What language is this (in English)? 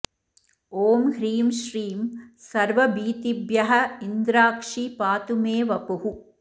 Sanskrit